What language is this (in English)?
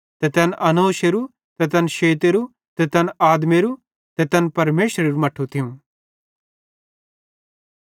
Bhadrawahi